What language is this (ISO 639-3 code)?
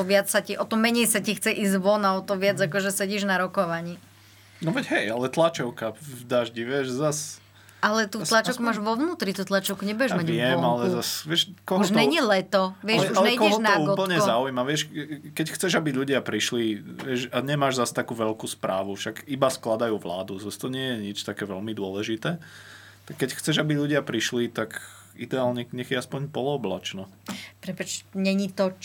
slk